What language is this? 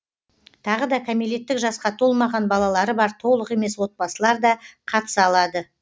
Kazakh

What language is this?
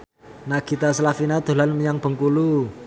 Javanese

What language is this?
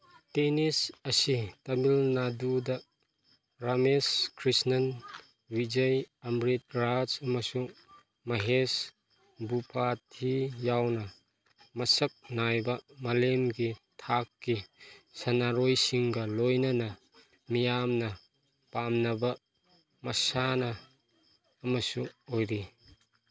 Manipuri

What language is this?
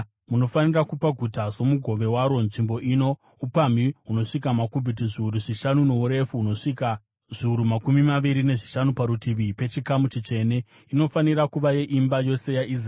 Shona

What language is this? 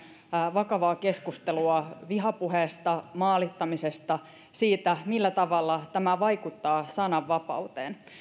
Finnish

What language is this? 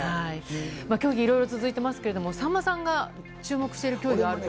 Japanese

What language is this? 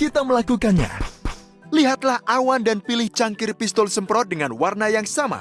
Indonesian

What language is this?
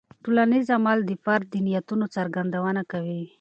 Pashto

